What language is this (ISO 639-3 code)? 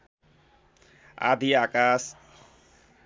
nep